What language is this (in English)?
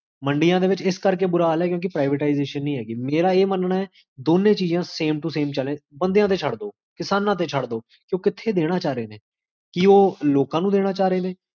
Punjabi